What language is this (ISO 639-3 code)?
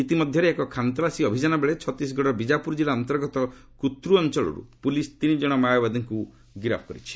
ori